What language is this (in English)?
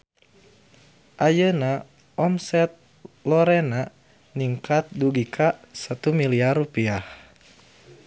Sundanese